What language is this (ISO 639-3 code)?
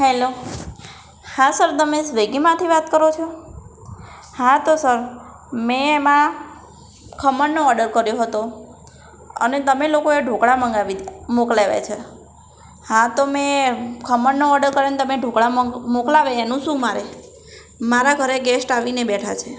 guj